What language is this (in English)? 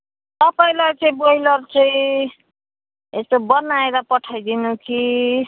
Nepali